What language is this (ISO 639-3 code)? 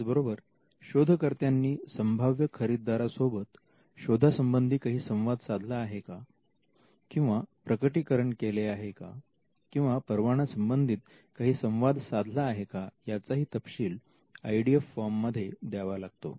mar